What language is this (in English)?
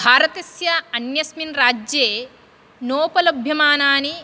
Sanskrit